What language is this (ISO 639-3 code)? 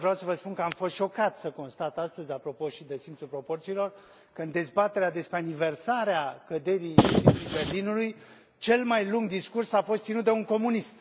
ron